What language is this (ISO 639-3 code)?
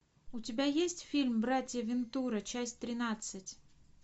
rus